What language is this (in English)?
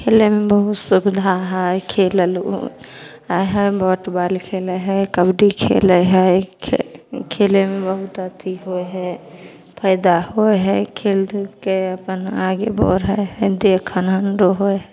Maithili